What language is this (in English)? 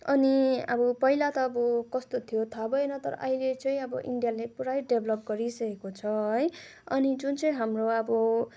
Nepali